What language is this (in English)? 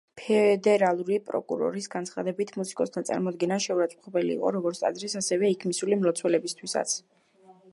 Georgian